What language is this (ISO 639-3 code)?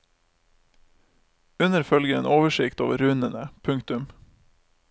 nor